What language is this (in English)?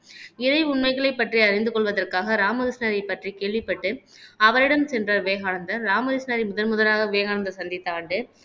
Tamil